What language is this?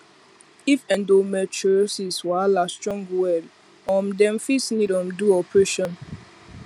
Nigerian Pidgin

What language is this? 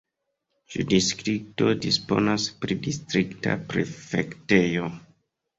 Esperanto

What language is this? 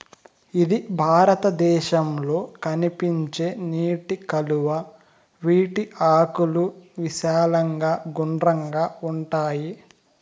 Telugu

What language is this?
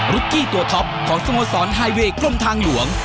Thai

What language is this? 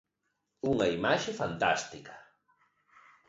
Galician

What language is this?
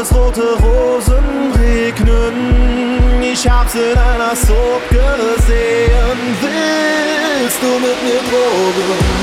Dutch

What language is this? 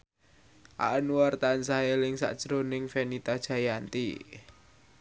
Javanese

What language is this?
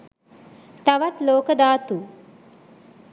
Sinhala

